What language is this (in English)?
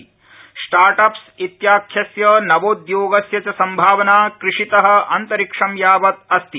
Sanskrit